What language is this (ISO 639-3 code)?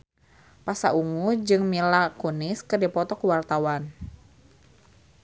sun